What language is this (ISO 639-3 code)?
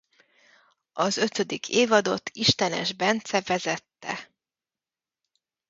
hun